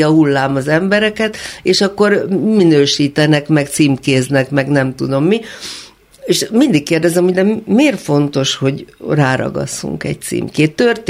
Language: Hungarian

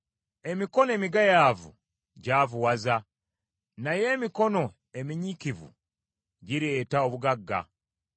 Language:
Ganda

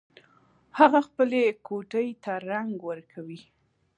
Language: Pashto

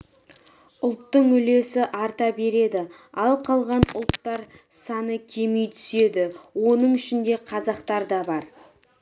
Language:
Kazakh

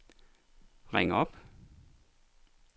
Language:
Danish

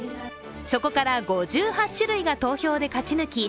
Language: Japanese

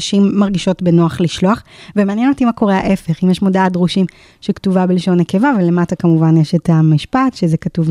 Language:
Hebrew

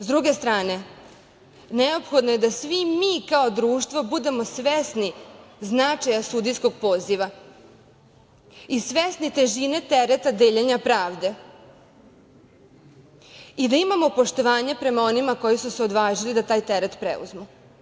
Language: Serbian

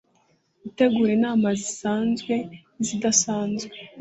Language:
Kinyarwanda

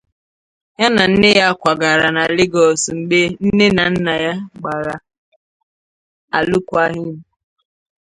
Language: Igbo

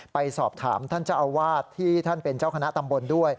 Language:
Thai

